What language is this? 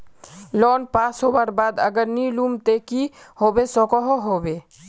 Magahi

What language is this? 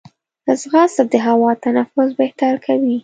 Pashto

